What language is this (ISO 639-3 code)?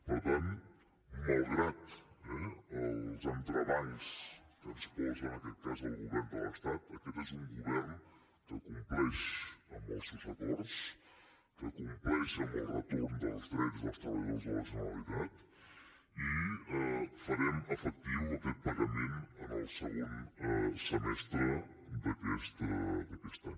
cat